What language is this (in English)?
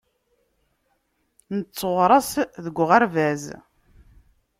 Kabyle